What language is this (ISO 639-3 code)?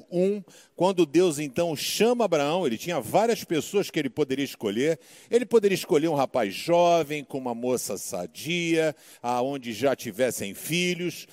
por